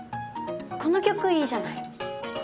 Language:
Japanese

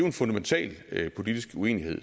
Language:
Danish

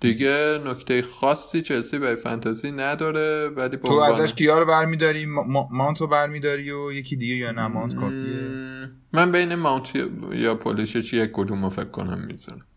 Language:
Persian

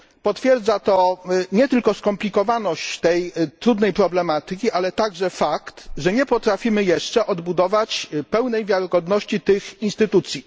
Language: Polish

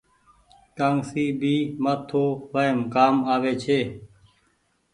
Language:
Goaria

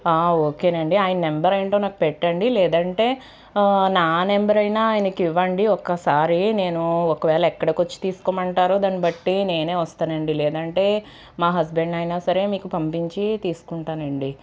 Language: Telugu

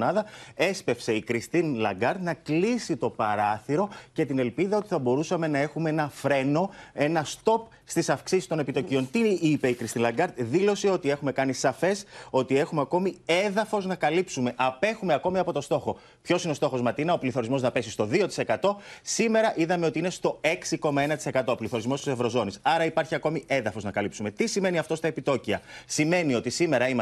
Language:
Greek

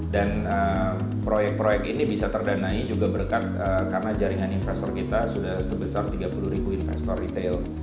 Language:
Indonesian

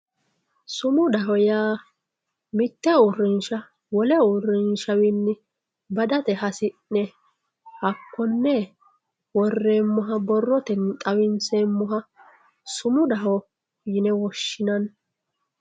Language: Sidamo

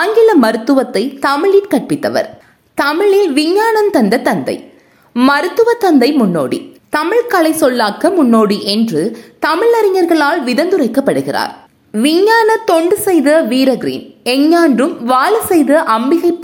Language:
Tamil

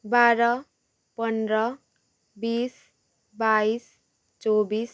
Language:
Nepali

